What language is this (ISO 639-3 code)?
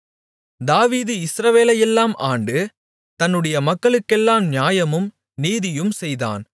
tam